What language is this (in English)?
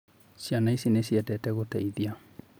Kikuyu